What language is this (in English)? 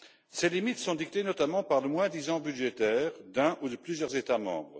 French